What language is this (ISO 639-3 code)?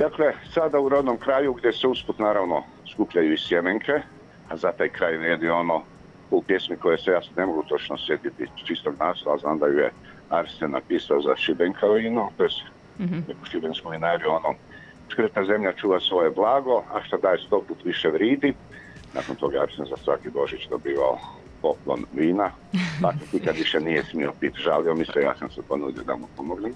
hrv